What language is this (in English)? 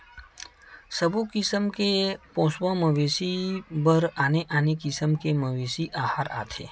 Chhattisgarhi